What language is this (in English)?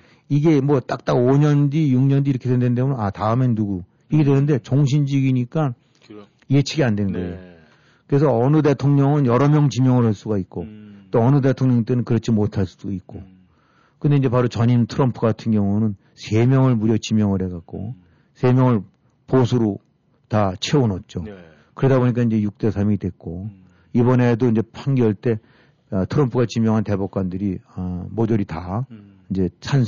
Korean